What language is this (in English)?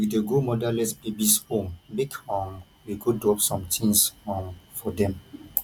Nigerian Pidgin